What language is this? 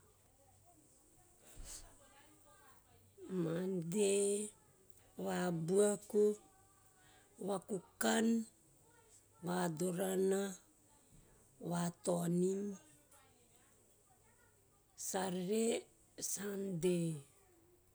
Teop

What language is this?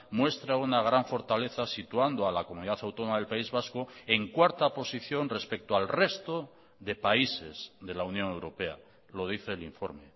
Spanish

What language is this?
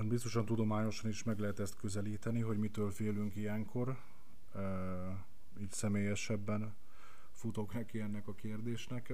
Hungarian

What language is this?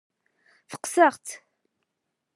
Kabyle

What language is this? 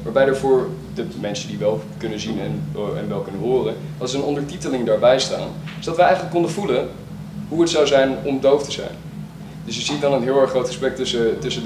Dutch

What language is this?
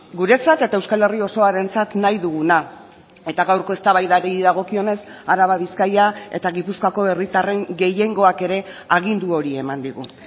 Basque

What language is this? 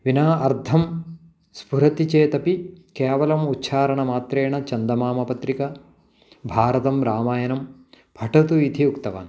Sanskrit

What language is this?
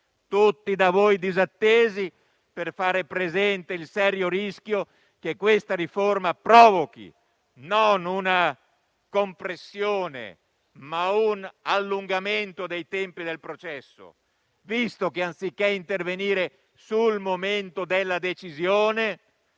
Italian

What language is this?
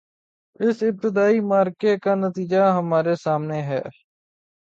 Urdu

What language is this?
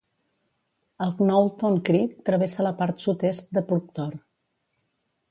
Catalan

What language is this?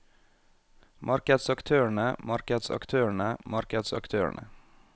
Norwegian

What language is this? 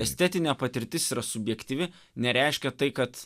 Lithuanian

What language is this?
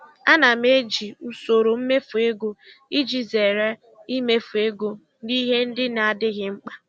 Igbo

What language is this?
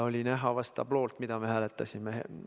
Estonian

